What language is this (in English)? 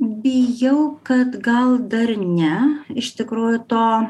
Lithuanian